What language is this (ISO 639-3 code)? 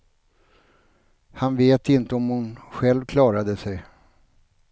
swe